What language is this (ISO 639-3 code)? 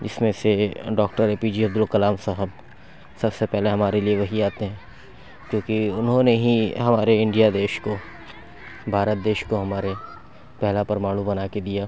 urd